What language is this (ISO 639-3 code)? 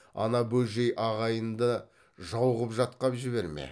kaz